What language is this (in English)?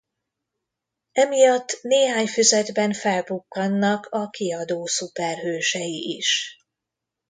Hungarian